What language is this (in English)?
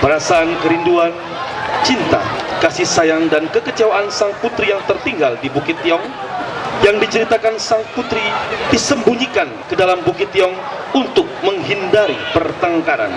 Indonesian